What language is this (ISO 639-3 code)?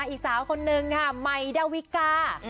tha